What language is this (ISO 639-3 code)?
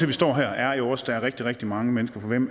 dan